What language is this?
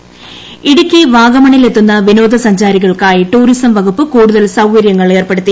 Malayalam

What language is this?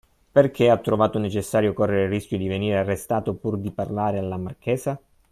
Italian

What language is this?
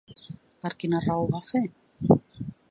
Catalan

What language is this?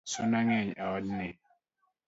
Luo (Kenya and Tanzania)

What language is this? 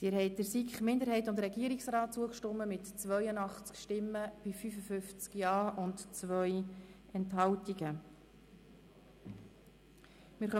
Swiss German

